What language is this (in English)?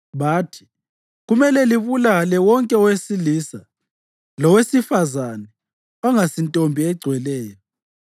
North Ndebele